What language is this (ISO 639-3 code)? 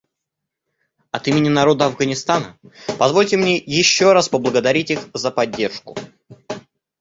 rus